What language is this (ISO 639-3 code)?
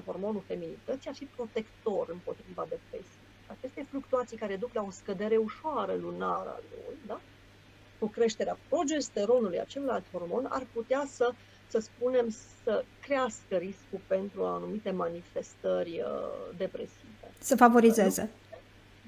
ron